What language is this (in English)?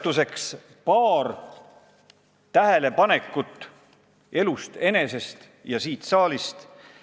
Estonian